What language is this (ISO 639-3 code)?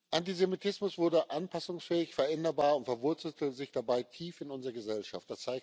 deu